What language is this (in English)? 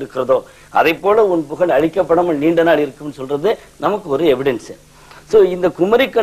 Tamil